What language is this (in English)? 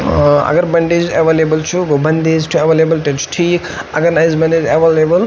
Kashmiri